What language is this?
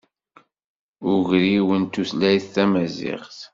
Kabyle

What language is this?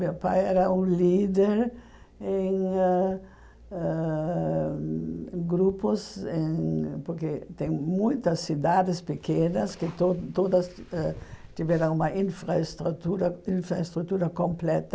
Portuguese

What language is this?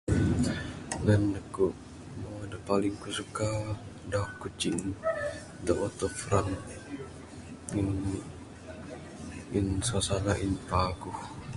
Bukar-Sadung Bidayuh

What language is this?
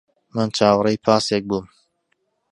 Central Kurdish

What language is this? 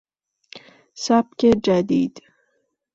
Persian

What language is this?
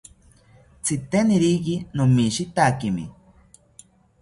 South Ucayali Ashéninka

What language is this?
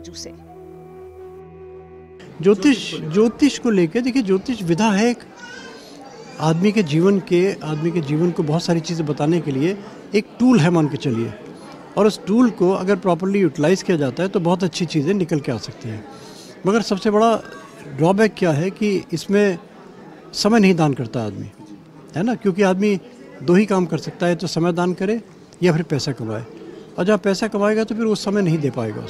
Hindi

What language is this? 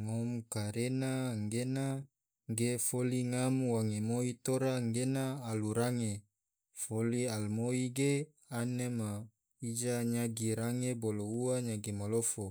Tidore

